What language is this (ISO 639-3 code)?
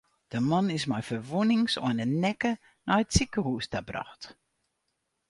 fry